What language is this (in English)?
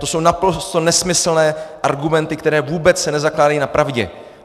Czech